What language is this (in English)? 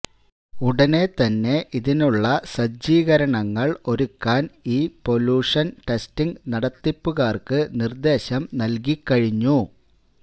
Malayalam